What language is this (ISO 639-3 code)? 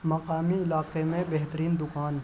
urd